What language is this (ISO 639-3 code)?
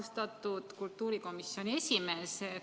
est